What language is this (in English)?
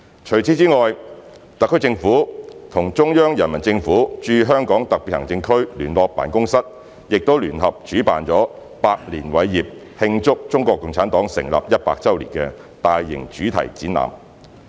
Cantonese